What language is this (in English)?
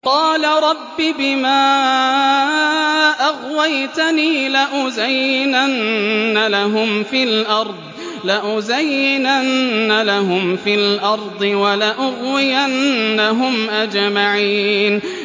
Arabic